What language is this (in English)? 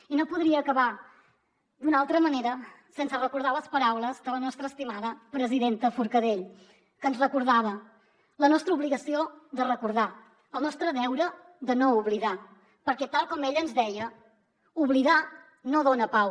Catalan